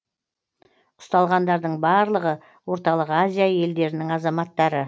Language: Kazakh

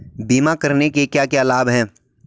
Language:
Hindi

